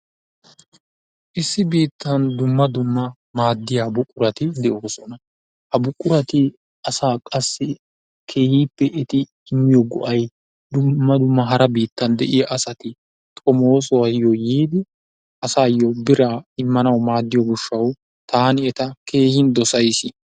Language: Wolaytta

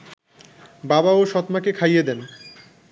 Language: Bangla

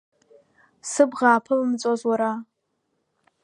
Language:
Abkhazian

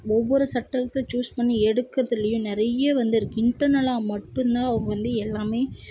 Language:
Tamil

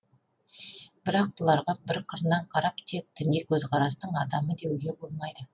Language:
Kazakh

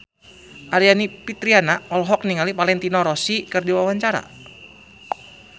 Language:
Sundanese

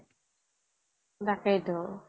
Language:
Assamese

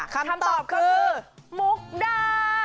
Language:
Thai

